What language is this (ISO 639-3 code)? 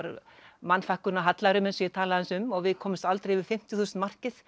isl